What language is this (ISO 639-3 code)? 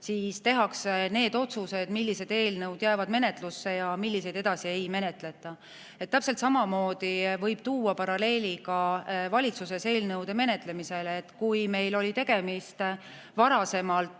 est